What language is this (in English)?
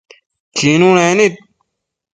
Matsés